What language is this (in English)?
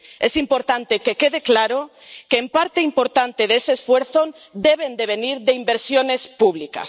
Spanish